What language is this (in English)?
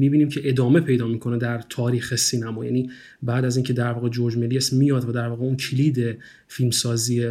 Persian